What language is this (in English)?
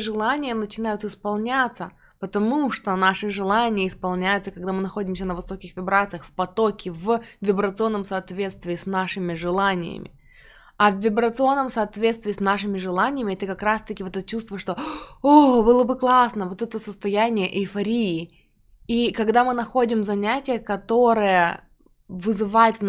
Russian